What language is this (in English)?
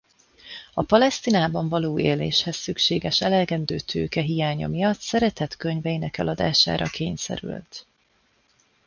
Hungarian